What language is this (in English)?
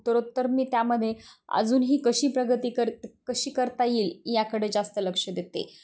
Marathi